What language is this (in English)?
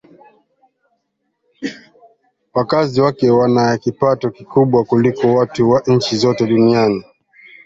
Swahili